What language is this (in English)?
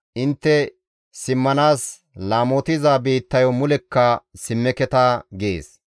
Gamo